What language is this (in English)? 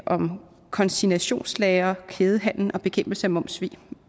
Danish